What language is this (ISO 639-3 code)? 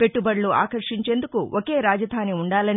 tel